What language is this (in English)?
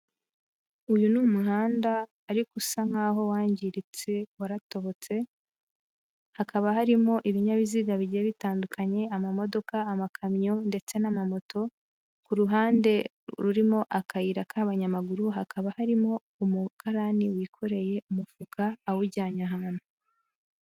Kinyarwanda